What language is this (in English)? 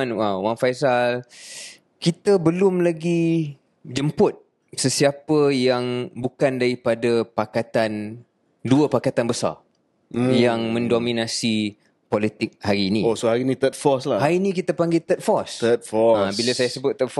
Malay